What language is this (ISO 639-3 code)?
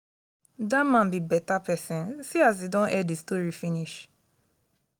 pcm